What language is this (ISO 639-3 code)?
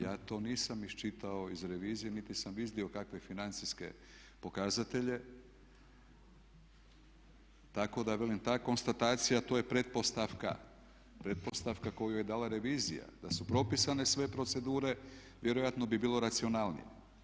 hrv